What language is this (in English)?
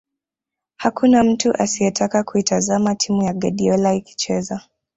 Swahili